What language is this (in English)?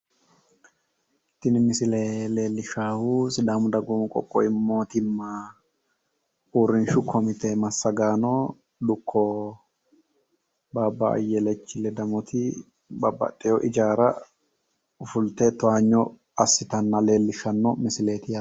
Sidamo